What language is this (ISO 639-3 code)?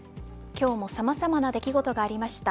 jpn